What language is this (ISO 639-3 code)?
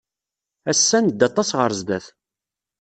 kab